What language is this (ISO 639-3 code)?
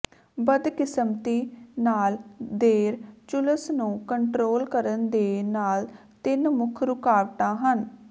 pan